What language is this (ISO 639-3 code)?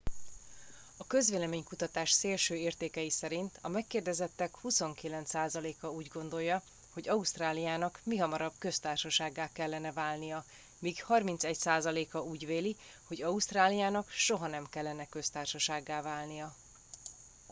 hun